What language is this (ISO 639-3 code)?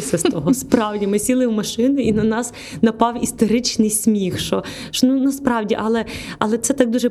ukr